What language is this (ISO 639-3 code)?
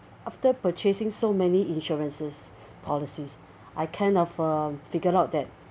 eng